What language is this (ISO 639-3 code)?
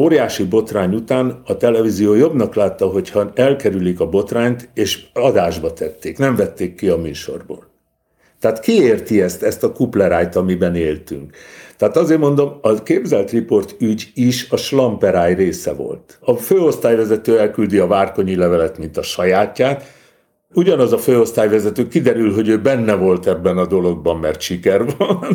hun